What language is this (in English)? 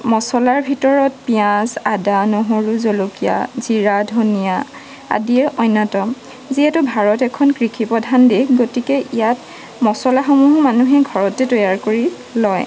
Assamese